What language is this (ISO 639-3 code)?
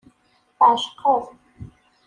kab